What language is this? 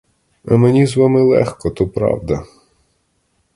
Ukrainian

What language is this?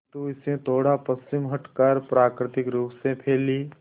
Hindi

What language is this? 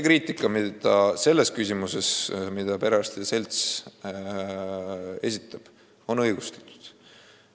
Estonian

